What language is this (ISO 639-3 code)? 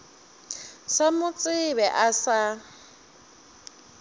nso